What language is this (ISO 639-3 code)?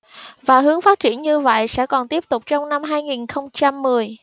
vie